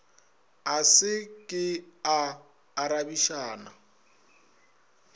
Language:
Northern Sotho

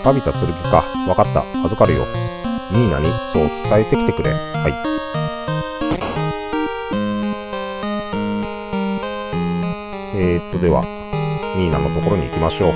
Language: Japanese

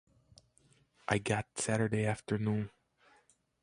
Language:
English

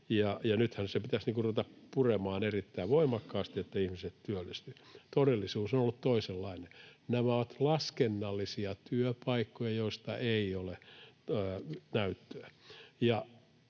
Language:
Finnish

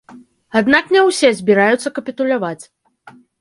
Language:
Belarusian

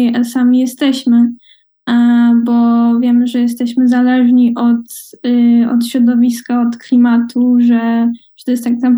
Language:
Polish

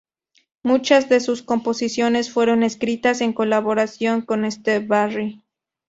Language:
Spanish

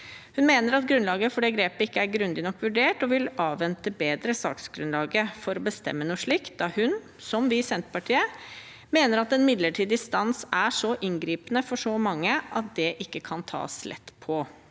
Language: Norwegian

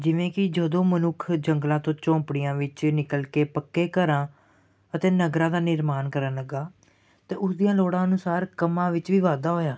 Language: Punjabi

